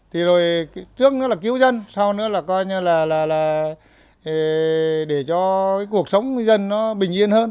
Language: Vietnamese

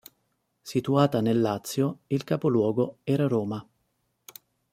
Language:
Italian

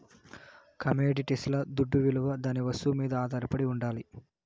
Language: Telugu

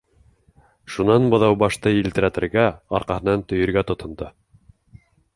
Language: Bashkir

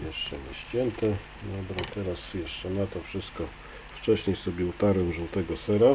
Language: Polish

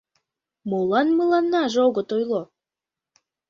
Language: Mari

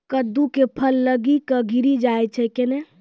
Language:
Maithili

